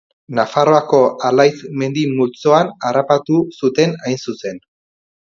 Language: Basque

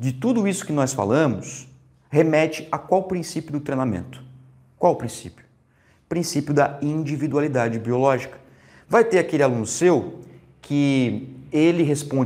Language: Portuguese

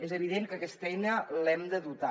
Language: Catalan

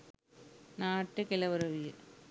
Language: Sinhala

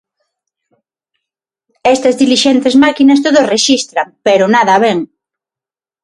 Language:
Galician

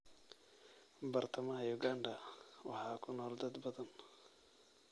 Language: Somali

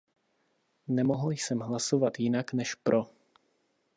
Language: Czech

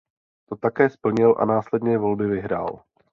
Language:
Czech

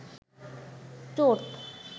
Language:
Bangla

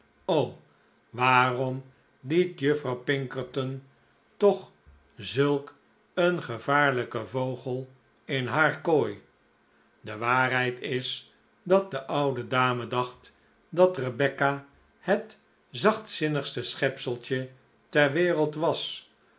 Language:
Dutch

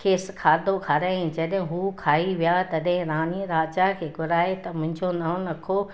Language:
Sindhi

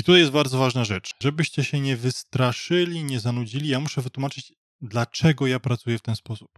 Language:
Polish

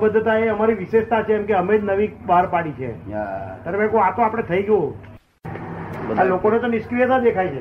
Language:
Gujarati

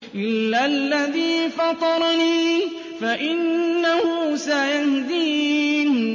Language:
Arabic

